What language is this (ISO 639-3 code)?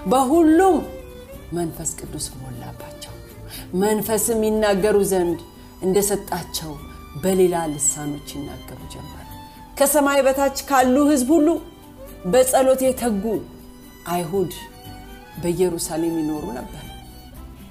amh